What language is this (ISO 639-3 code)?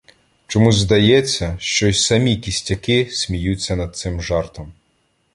ukr